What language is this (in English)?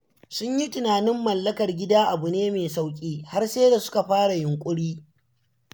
Hausa